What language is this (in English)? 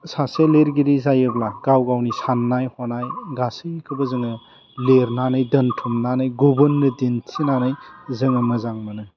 Bodo